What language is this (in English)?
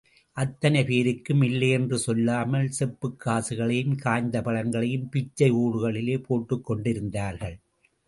Tamil